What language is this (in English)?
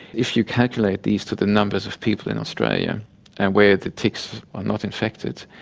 English